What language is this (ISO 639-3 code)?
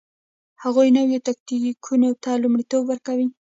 pus